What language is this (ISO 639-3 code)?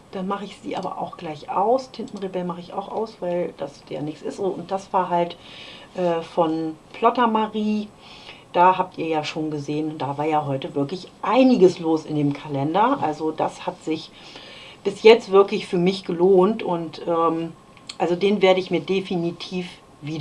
deu